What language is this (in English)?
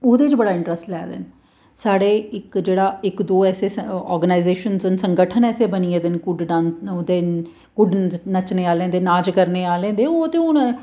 Dogri